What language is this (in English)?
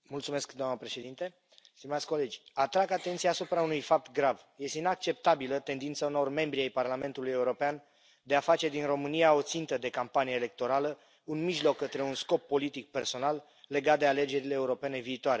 Romanian